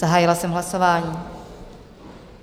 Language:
Czech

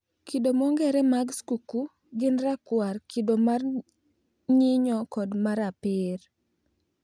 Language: Luo (Kenya and Tanzania)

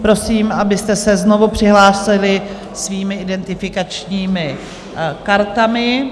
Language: Czech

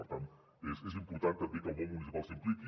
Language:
Catalan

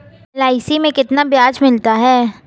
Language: Hindi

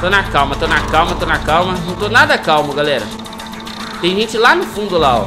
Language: Portuguese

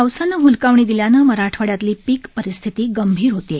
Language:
Marathi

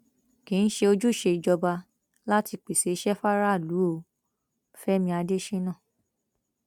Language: Yoruba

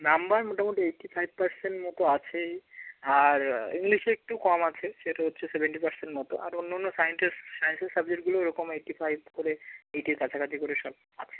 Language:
Bangla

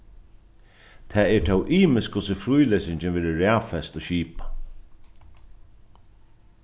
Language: Faroese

